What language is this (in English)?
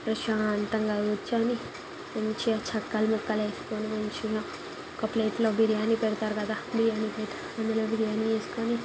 Telugu